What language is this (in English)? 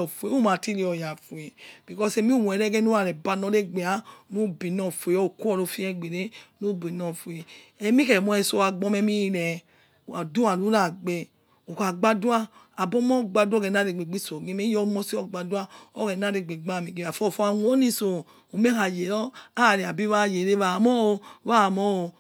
Yekhee